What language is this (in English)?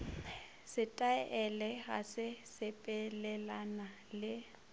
Northern Sotho